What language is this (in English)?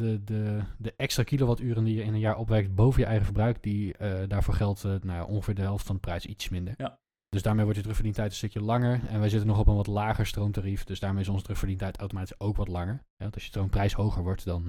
Dutch